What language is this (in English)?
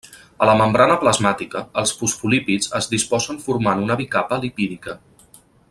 Catalan